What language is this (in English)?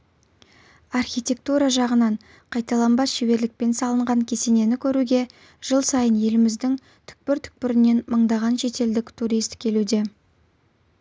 Kazakh